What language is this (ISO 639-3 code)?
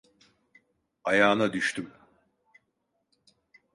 tur